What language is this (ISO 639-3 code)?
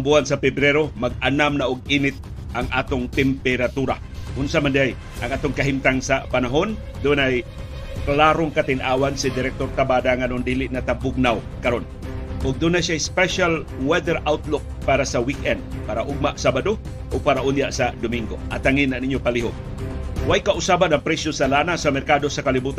fil